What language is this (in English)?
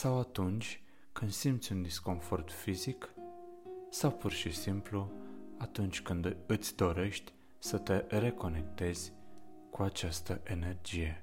Romanian